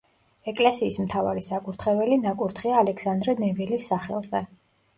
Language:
Georgian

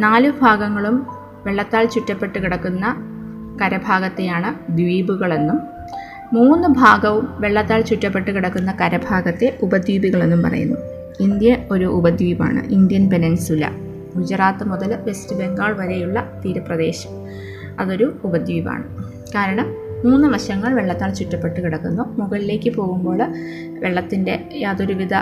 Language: Malayalam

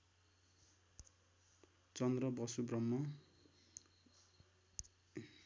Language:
Nepali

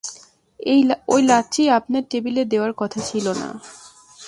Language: Bangla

